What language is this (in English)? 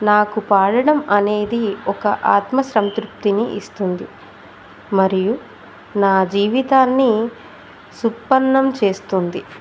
Telugu